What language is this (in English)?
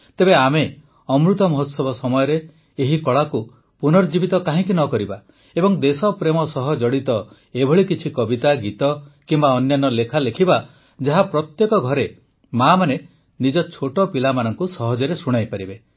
Odia